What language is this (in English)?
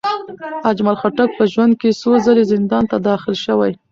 Pashto